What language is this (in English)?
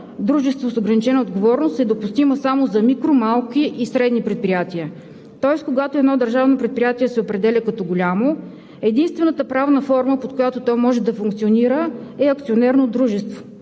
Bulgarian